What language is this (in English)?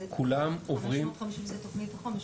Hebrew